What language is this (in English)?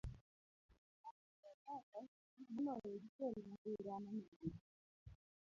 Luo (Kenya and Tanzania)